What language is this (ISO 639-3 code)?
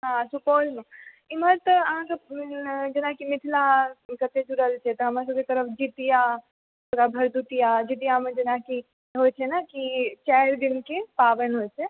mai